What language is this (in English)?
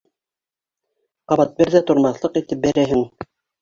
Bashkir